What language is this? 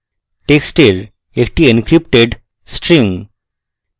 Bangla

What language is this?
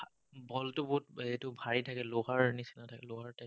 Assamese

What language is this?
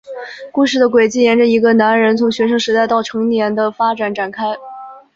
Chinese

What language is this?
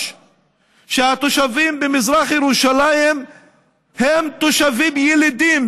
Hebrew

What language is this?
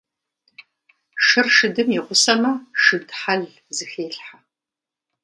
Kabardian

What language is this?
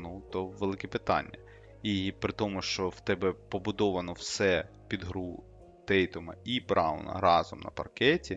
Ukrainian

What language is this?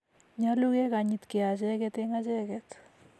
Kalenjin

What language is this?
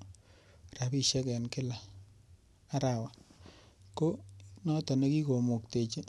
Kalenjin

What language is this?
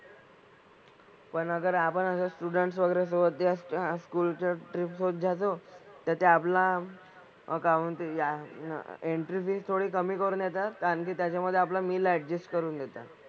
Marathi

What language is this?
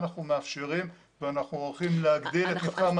Hebrew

